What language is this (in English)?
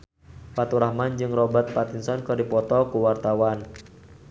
Sundanese